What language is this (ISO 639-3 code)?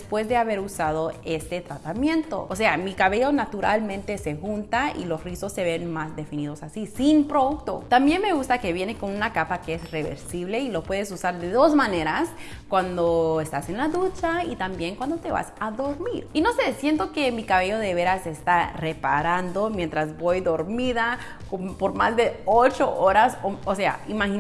spa